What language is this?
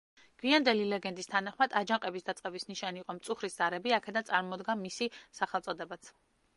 Georgian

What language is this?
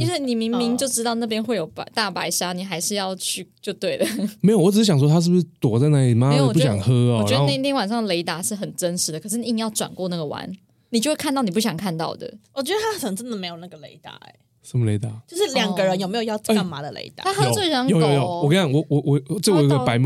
Chinese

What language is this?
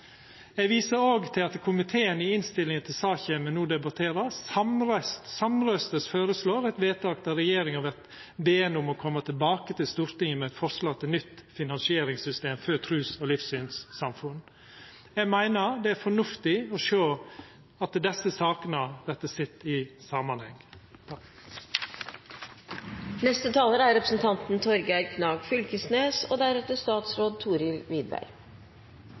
Norwegian Nynorsk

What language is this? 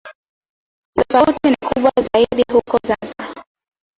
Swahili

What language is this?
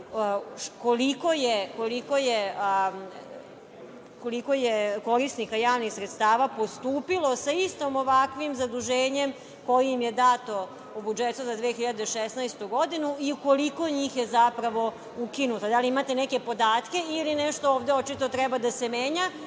Serbian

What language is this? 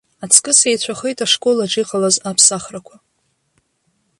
Abkhazian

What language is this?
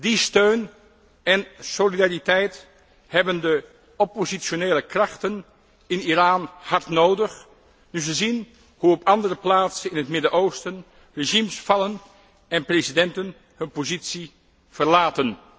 Dutch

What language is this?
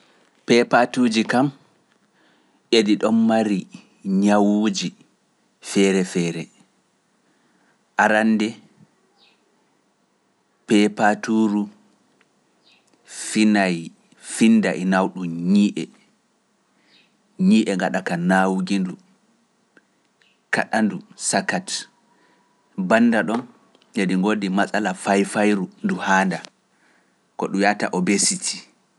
Pular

